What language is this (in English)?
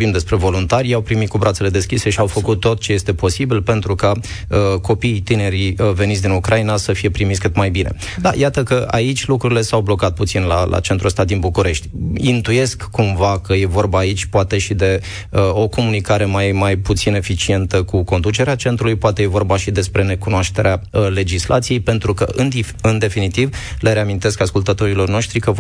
Romanian